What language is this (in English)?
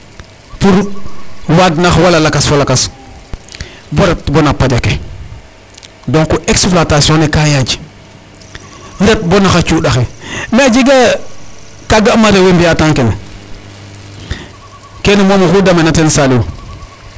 Serer